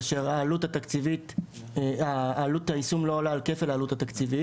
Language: Hebrew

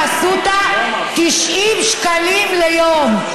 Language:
Hebrew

